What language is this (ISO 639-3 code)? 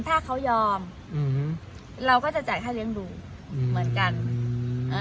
tha